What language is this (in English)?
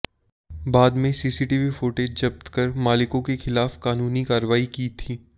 Hindi